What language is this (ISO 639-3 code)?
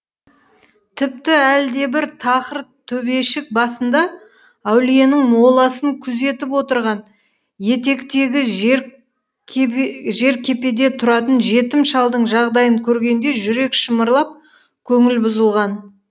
kaz